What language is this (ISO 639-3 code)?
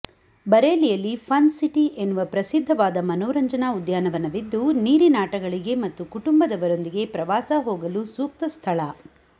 kan